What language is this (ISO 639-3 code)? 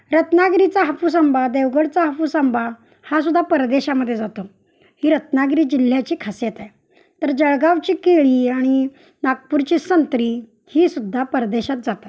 mar